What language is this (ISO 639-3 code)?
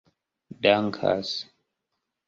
epo